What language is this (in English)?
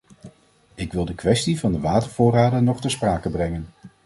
Dutch